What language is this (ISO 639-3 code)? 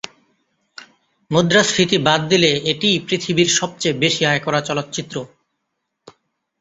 ben